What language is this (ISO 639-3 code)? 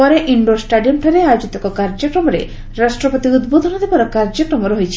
ori